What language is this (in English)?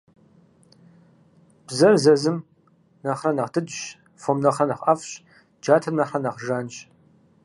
Kabardian